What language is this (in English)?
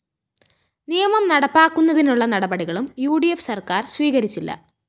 Malayalam